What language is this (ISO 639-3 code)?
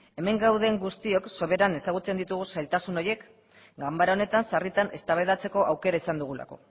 eus